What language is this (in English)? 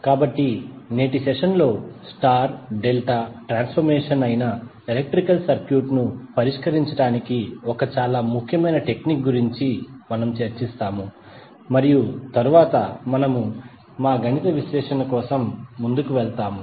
Telugu